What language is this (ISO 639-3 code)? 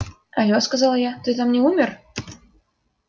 rus